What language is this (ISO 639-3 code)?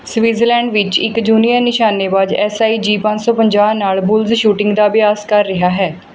pan